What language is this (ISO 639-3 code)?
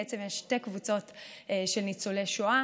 heb